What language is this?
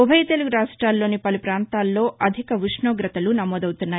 Telugu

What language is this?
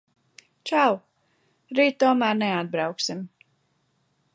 Latvian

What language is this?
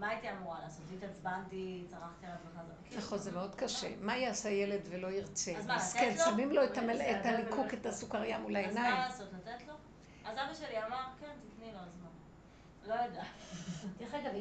Hebrew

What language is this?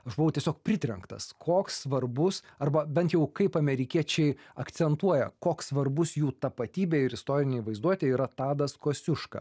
Lithuanian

